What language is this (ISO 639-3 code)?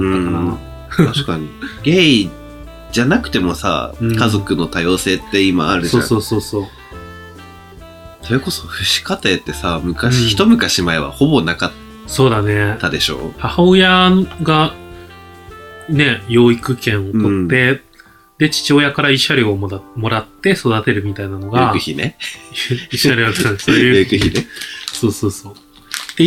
jpn